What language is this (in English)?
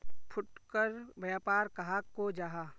Magahi